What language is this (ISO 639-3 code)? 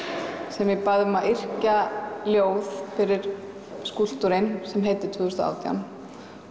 isl